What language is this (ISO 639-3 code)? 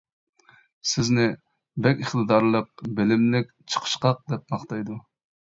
uig